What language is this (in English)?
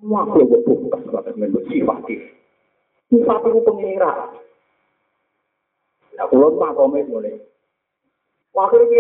Malay